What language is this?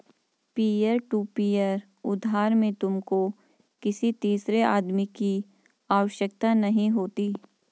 Hindi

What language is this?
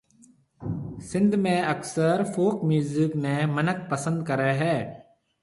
Marwari (Pakistan)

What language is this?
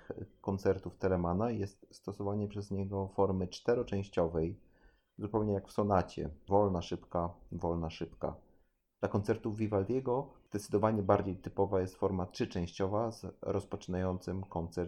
Polish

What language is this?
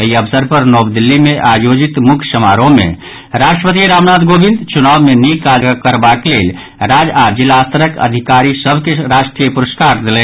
Maithili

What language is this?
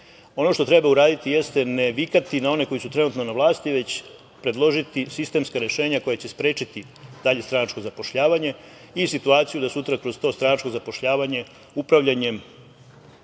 Serbian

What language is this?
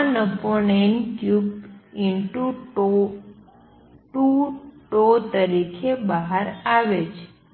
Gujarati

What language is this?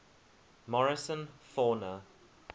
English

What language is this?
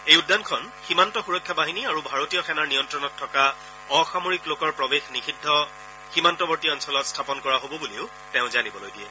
Assamese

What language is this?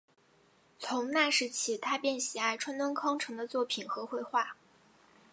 Chinese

